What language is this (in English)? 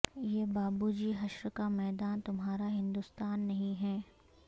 Urdu